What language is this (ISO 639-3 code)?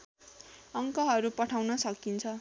nep